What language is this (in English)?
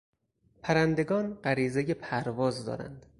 Persian